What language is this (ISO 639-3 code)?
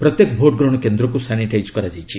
ori